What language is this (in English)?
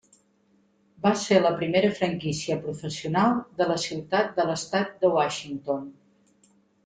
Catalan